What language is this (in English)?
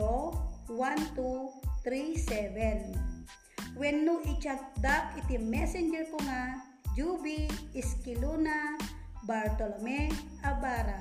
Filipino